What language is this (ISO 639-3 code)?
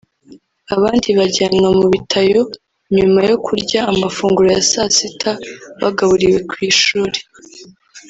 kin